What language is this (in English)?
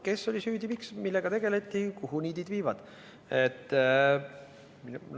Estonian